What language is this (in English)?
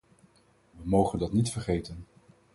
Dutch